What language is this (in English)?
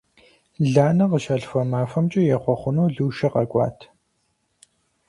Kabardian